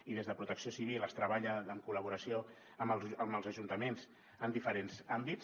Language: Catalan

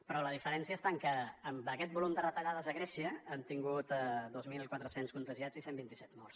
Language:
Catalan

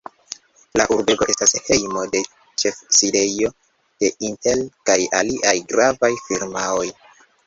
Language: Esperanto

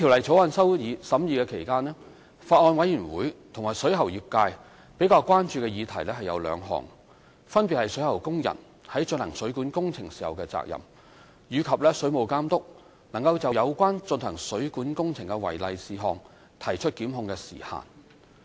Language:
Cantonese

